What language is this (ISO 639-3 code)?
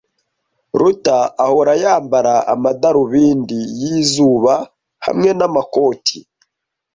kin